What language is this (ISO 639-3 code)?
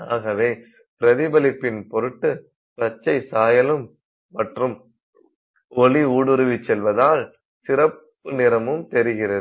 tam